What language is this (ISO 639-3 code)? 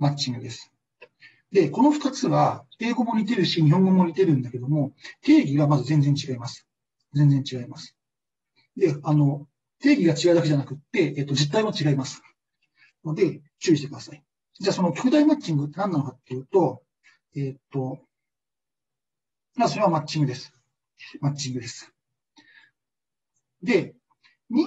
jpn